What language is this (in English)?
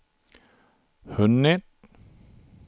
Swedish